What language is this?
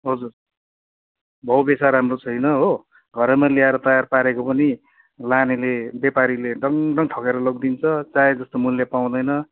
Nepali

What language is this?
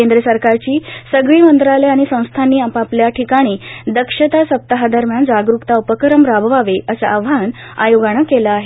Marathi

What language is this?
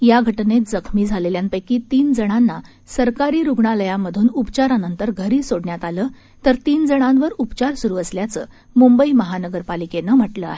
Marathi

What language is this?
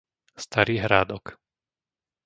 Slovak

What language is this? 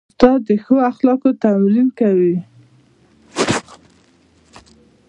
Pashto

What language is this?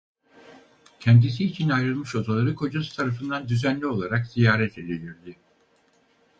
Turkish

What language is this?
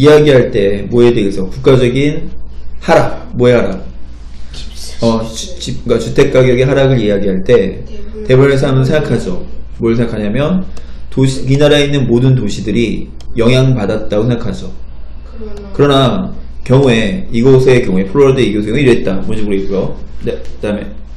Korean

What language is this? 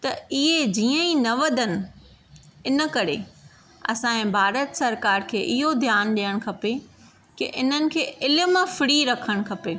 Sindhi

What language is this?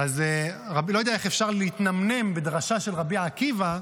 Hebrew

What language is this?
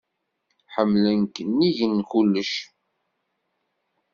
Kabyle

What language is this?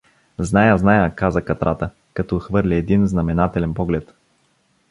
Bulgarian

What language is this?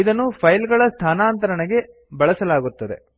Kannada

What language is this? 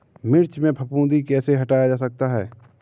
Hindi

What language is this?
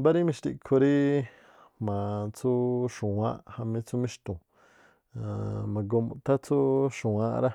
Tlacoapa Me'phaa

